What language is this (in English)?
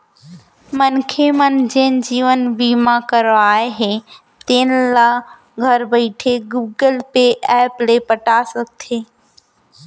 Chhattisgarhi